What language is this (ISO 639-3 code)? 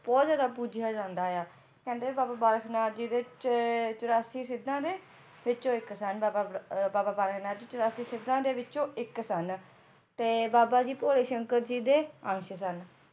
pan